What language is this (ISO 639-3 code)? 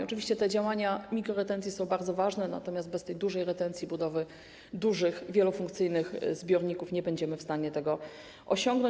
pol